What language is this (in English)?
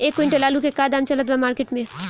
Bhojpuri